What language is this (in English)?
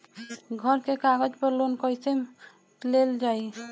Bhojpuri